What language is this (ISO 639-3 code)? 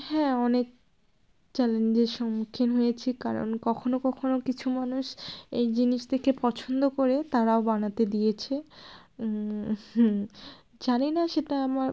ben